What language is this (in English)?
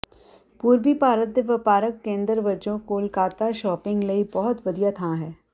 Punjabi